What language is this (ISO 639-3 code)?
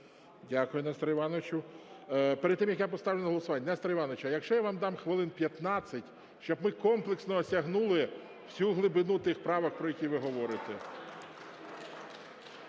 ukr